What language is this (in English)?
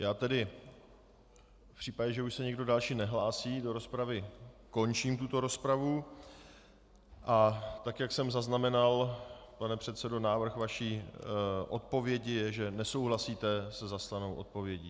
Czech